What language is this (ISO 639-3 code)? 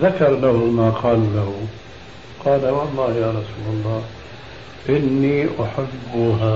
ara